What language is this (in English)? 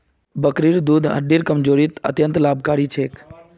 Magahi